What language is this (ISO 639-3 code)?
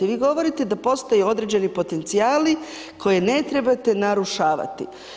hrv